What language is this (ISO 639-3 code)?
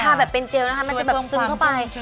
tha